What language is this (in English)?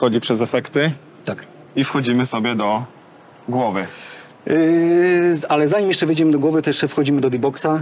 Polish